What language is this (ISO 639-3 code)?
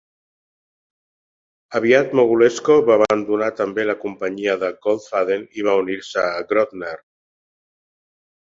cat